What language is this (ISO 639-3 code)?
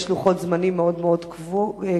heb